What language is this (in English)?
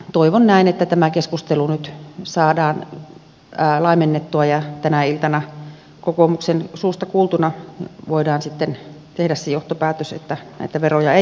Finnish